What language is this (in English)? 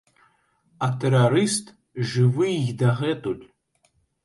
Belarusian